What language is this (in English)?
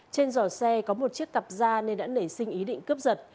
Vietnamese